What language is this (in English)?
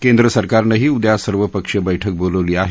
Marathi